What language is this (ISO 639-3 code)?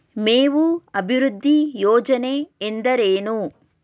kan